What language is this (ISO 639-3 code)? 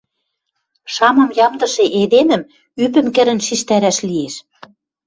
mrj